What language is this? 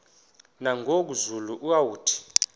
Xhosa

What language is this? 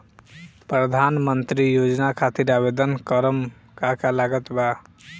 Bhojpuri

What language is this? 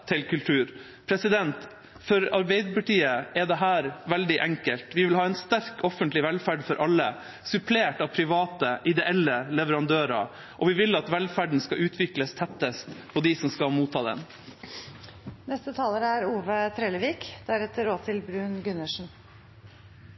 Norwegian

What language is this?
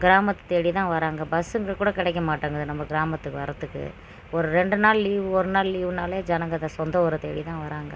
Tamil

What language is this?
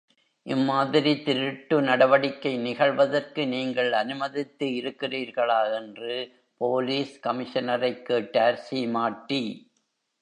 Tamil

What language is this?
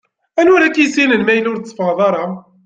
Kabyle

